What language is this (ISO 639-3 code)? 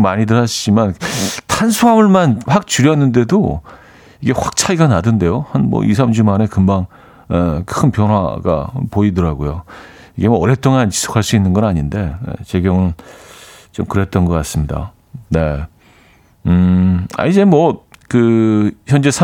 kor